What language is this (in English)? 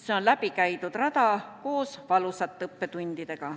Estonian